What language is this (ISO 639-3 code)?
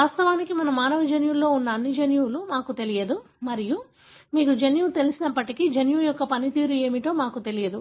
tel